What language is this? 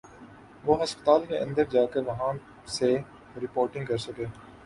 Urdu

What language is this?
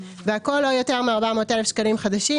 Hebrew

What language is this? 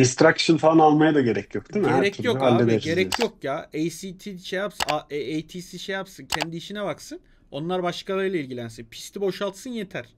Turkish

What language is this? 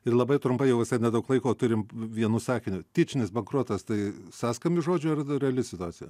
Lithuanian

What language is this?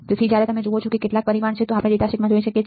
Gujarati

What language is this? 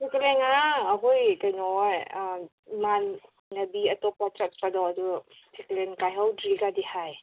Manipuri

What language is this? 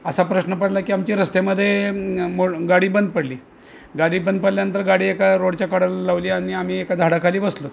Marathi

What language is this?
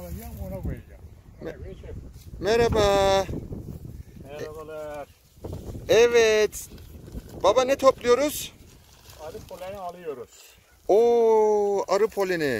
Turkish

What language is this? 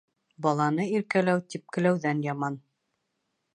Bashkir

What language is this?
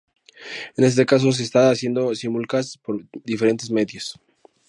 Spanish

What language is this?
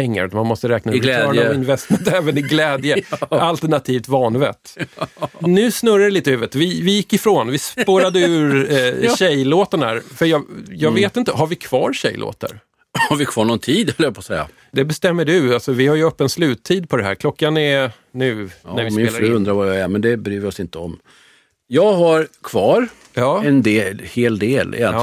Swedish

